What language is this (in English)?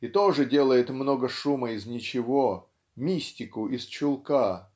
Russian